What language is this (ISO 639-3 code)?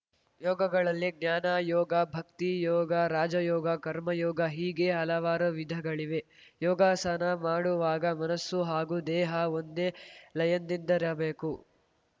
kan